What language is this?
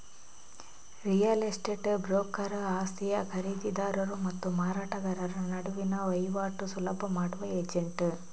Kannada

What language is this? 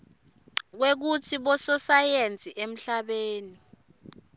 Swati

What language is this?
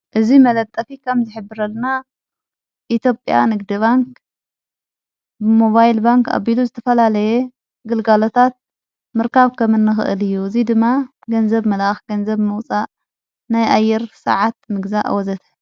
Tigrinya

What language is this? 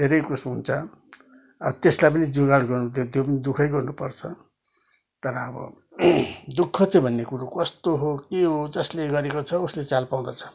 Nepali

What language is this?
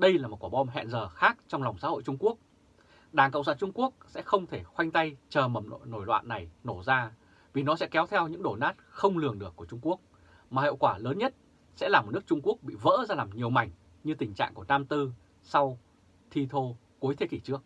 Vietnamese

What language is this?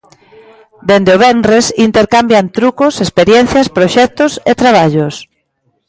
Galician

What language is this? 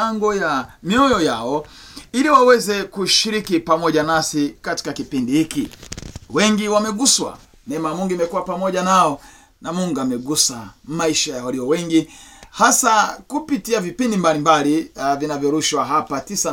Swahili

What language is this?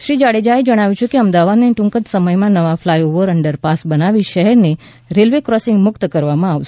Gujarati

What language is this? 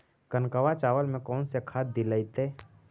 Magahi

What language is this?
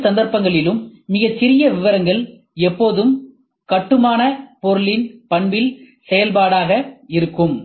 Tamil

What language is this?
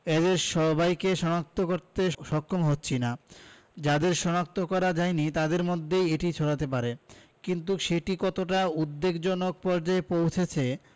Bangla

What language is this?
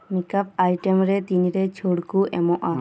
Santali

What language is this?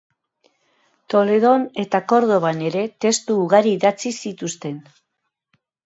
Basque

